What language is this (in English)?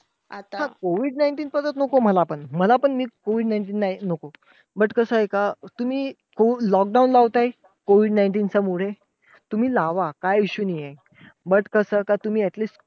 Marathi